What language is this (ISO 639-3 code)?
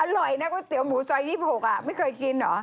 tha